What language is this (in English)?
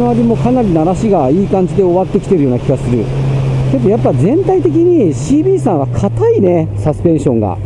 Japanese